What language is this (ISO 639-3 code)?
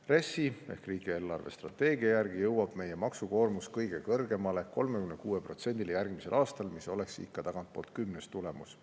est